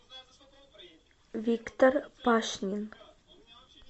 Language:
Russian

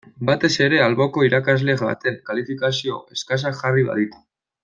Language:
Basque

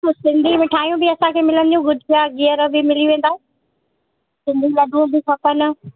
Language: Sindhi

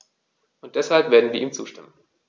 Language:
German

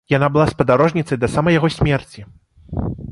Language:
Belarusian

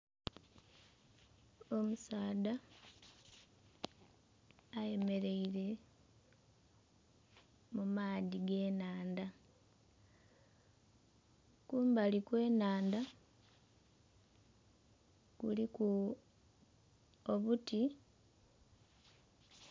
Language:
Soga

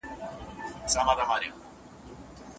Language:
Pashto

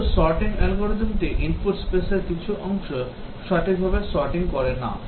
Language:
Bangla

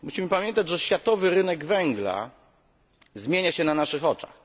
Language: Polish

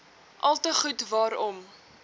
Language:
Afrikaans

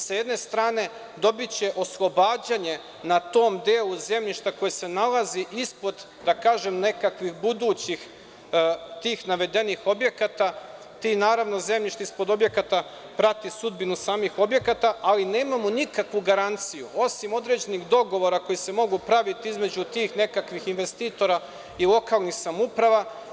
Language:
Serbian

